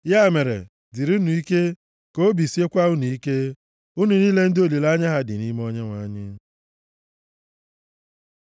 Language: Igbo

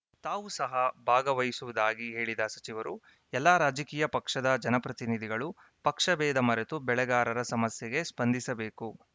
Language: Kannada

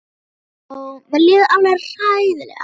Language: Icelandic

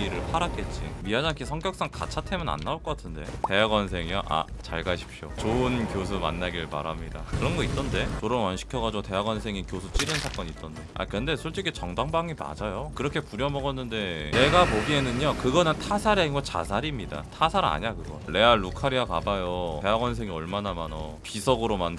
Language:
Korean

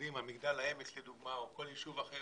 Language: Hebrew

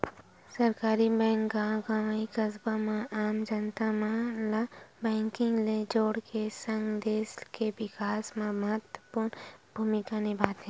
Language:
Chhattisgarhi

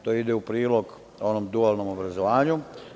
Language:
Serbian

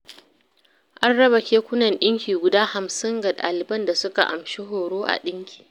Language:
Hausa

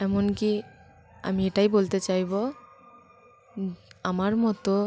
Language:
Bangla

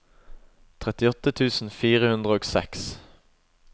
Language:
Norwegian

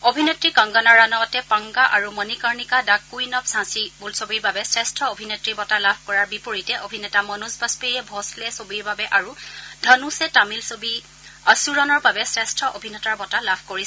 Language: Assamese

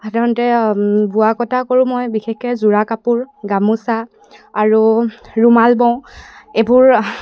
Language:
Assamese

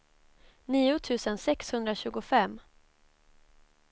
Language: Swedish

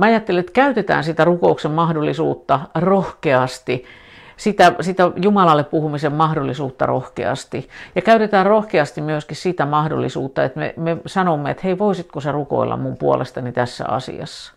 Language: Finnish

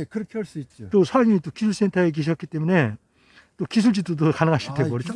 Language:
Korean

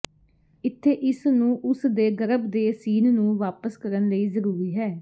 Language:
Punjabi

